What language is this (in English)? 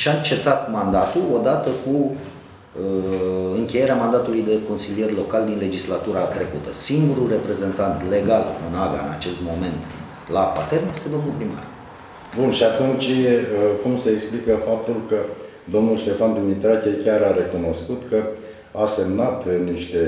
Romanian